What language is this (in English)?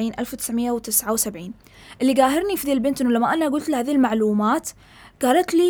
Arabic